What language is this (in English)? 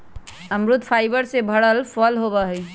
Magahi